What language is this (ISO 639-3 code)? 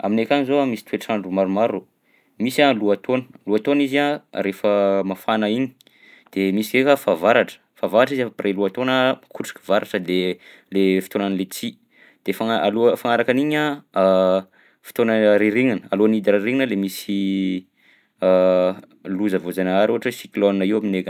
bzc